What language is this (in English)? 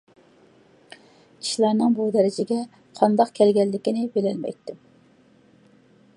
Uyghur